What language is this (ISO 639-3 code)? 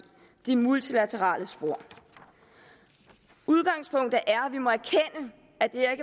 dan